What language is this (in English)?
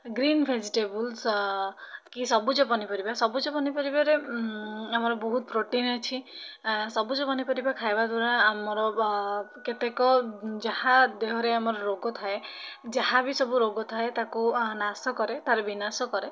Odia